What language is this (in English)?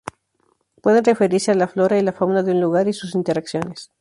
Spanish